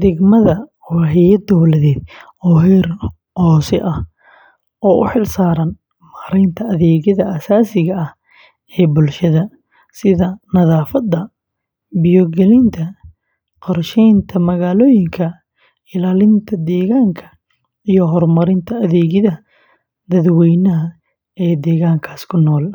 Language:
Somali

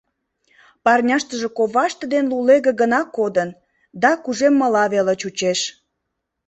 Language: Mari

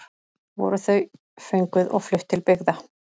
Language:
Icelandic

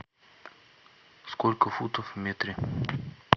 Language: Russian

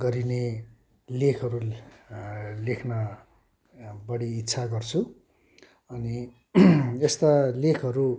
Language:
Nepali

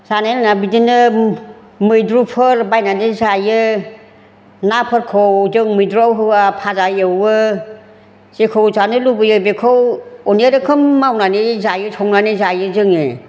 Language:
Bodo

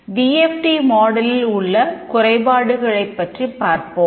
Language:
Tamil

